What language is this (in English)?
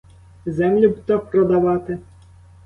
Ukrainian